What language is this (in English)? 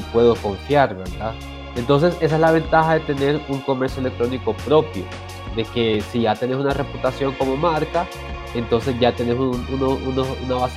Spanish